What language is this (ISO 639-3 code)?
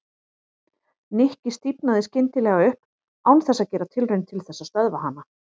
isl